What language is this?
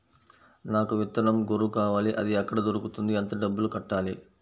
Telugu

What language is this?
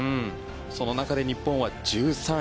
Japanese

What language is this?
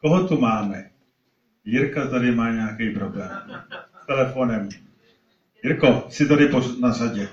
Czech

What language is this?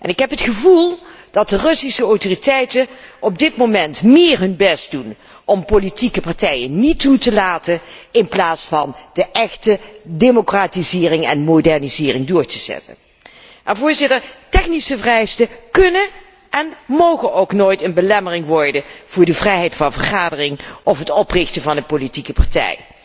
Dutch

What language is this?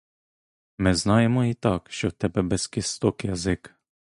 Ukrainian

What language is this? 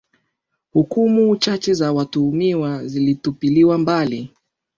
Swahili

